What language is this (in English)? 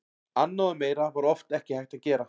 Icelandic